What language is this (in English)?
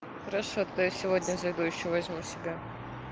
Russian